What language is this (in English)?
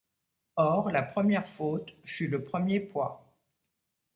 French